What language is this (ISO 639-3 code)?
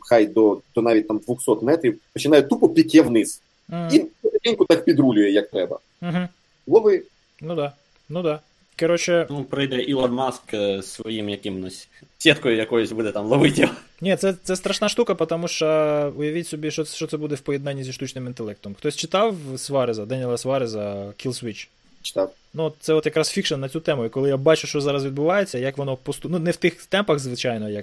ukr